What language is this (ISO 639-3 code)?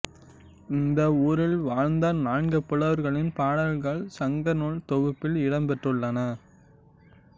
tam